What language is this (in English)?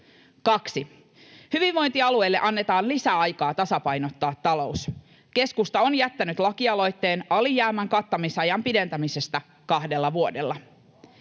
Finnish